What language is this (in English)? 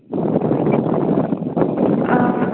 Santali